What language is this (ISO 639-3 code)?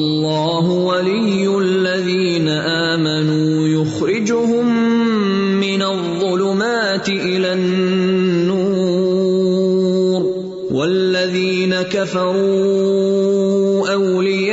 urd